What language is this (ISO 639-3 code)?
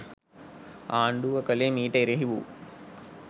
sin